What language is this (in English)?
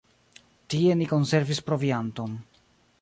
Esperanto